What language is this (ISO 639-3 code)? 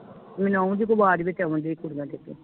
pan